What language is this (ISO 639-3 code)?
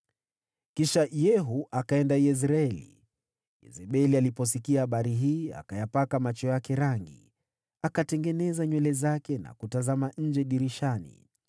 swa